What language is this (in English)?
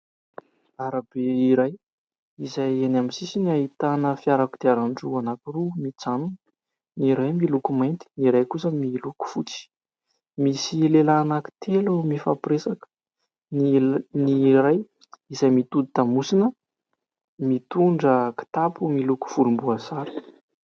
Malagasy